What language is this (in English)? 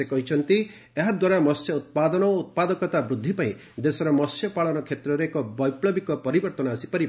Odia